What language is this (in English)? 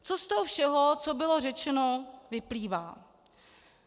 Czech